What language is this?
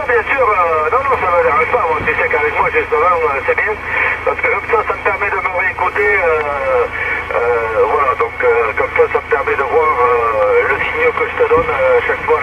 French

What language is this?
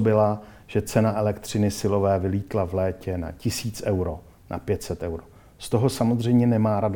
Czech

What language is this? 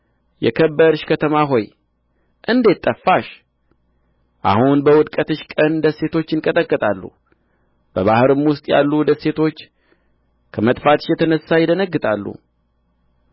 Amharic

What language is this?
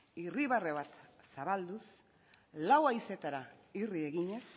Basque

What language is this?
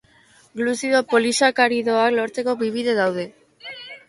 Basque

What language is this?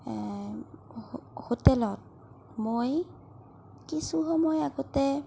Assamese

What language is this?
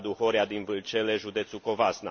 Romanian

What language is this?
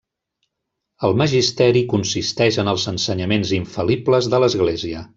Catalan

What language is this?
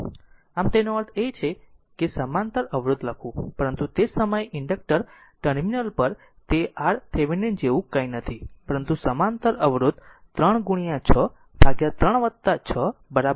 Gujarati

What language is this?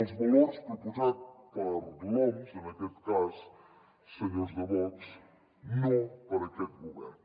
Catalan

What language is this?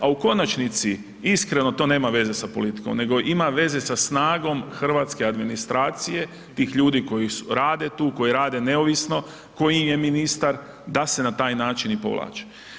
Croatian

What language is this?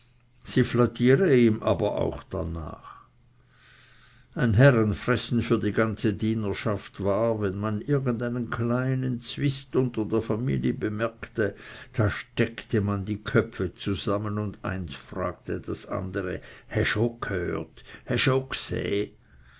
German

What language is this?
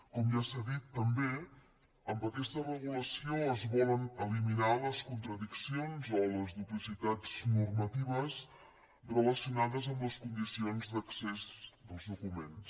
Catalan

